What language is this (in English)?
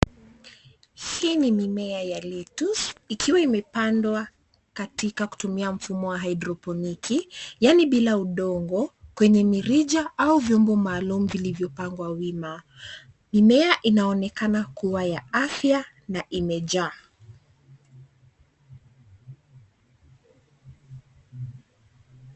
Swahili